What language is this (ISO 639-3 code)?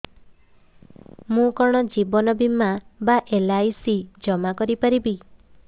ori